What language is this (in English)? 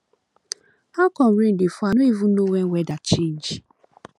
Nigerian Pidgin